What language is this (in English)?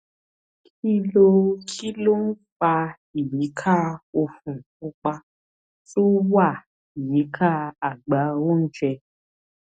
Yoruba